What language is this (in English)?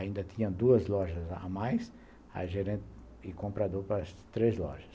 Portuguese